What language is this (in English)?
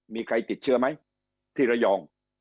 Thai